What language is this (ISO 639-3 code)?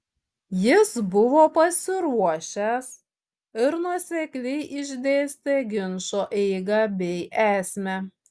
lit